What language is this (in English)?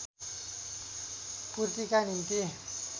Nepali